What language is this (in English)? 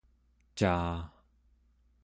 Central Yupik